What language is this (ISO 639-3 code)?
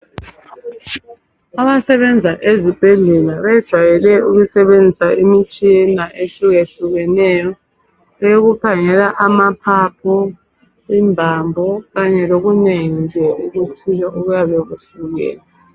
nde